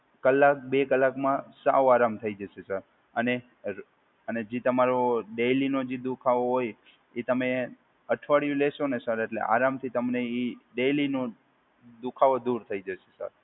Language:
Gujarati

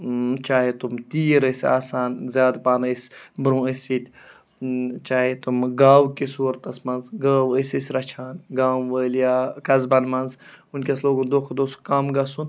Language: Kashmiri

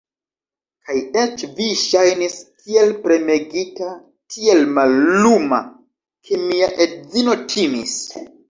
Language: Esperanto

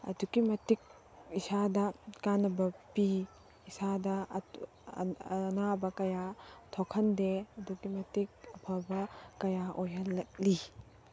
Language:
Manipuri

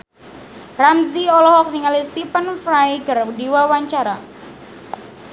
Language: Sundanese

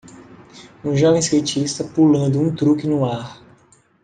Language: Portuguese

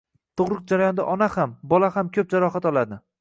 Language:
Uzbek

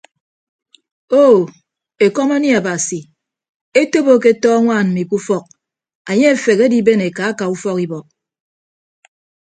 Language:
Ibibio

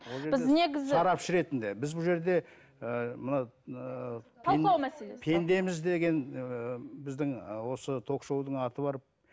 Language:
Kazakh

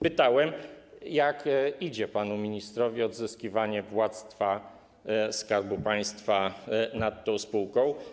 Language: Polish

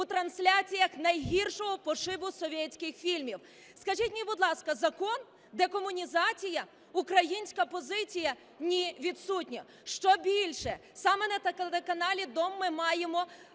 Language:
Ukrainian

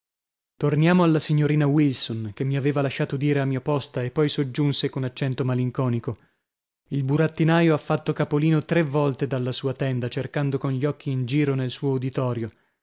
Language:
Italian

